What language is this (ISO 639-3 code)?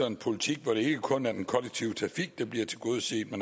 dan